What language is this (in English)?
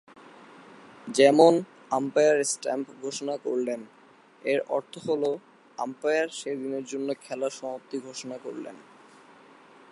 Bangla